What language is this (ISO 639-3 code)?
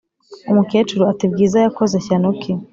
kin